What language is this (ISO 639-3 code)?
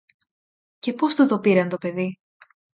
ell